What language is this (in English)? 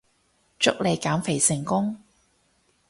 Cantonese